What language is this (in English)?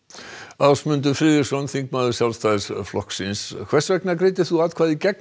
Icelandic